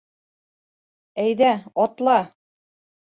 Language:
Bashkir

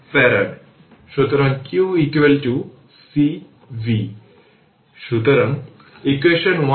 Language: Bangla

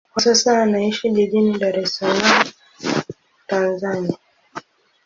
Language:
Swahili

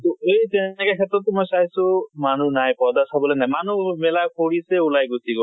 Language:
Assamese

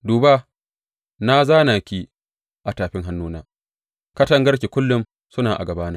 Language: Hausa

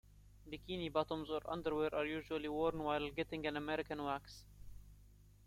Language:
English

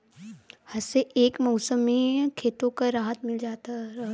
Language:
Bhojpuri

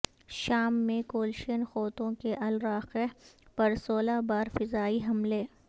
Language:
Urdu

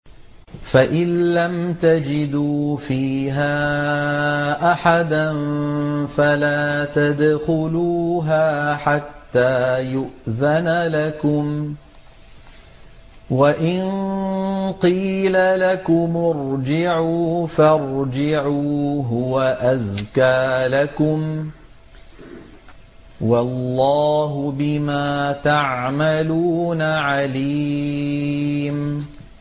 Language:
Arabic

